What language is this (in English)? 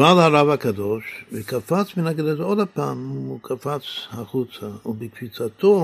Hebrew